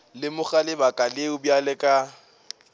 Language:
Northern Sotho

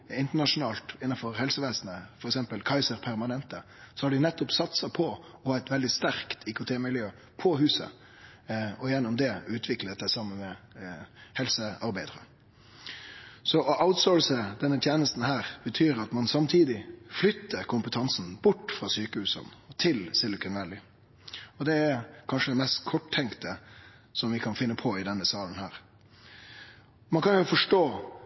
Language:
Norwegian Nynorsk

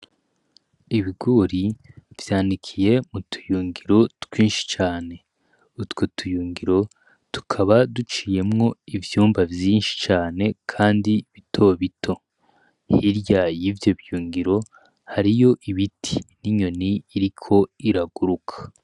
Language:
Rundi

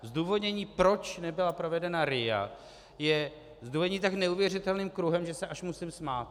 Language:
Czech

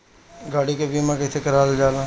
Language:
Bhojpuri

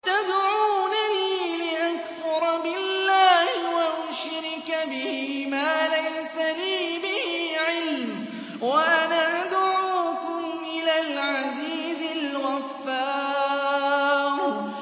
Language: Arabic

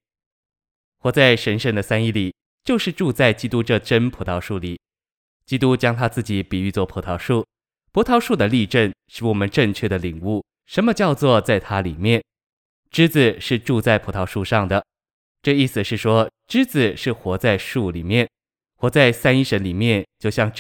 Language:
Chinese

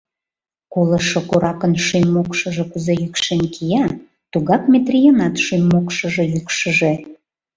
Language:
Mari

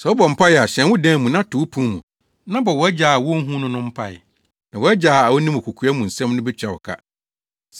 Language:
Akan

